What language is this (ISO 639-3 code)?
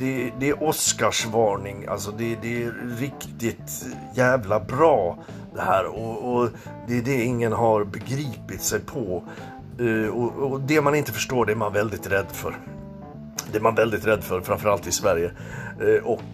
swe